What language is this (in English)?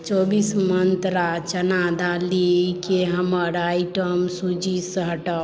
Maithili